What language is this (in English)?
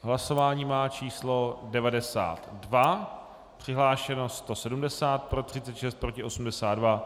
Czech